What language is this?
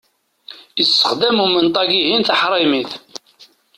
Kabyle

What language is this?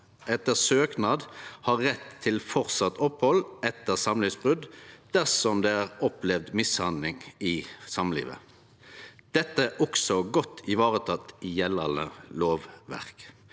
Norwegian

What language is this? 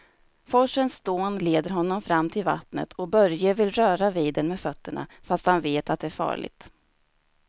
Swedish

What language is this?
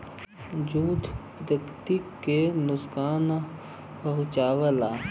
Bhojpuri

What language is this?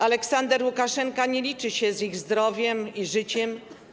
Polish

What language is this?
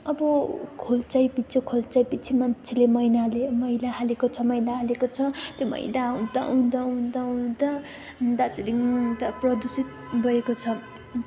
Nepali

